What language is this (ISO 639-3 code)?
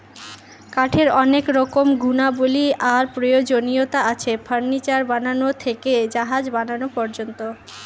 ben